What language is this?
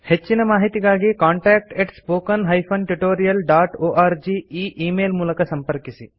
Kannada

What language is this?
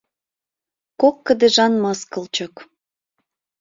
Mari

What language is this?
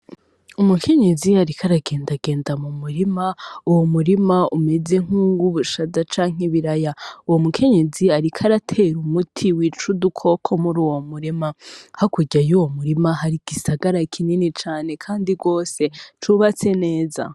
Rundi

